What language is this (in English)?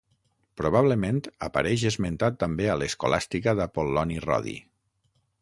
Catalan